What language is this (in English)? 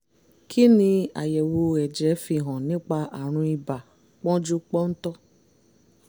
Yoruba